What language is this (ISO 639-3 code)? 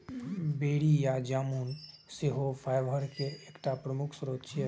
mai